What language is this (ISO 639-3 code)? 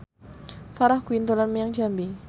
jav